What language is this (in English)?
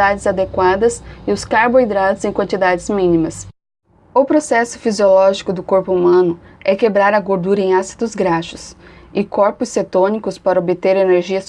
Portuguese